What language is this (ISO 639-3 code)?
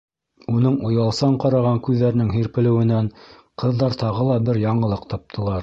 bak